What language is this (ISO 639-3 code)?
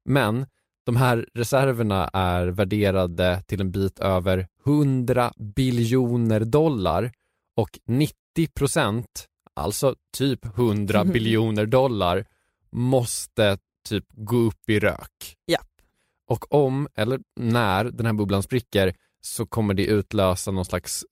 swe